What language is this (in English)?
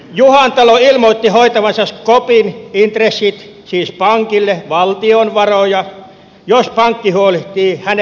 Finnish